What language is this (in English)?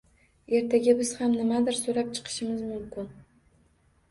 Uzbek